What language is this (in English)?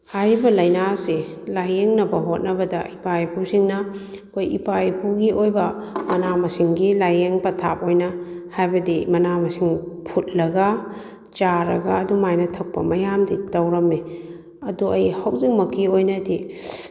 Manipuri